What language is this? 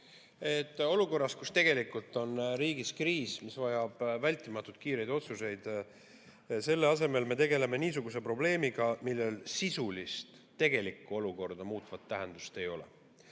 Estonian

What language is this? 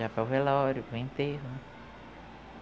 Portuguese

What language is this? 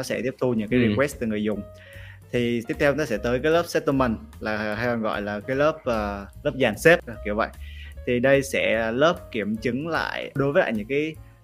Vietnamese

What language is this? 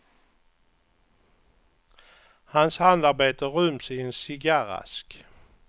Swedish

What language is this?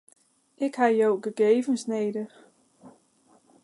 Western Frisian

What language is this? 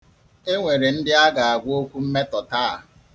Igbo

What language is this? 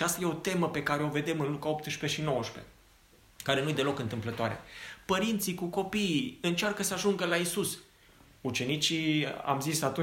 Romanian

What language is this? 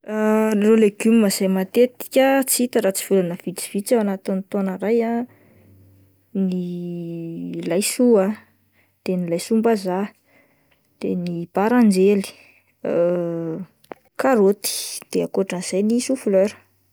Malagasy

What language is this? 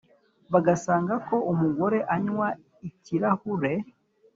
Kinyarwanda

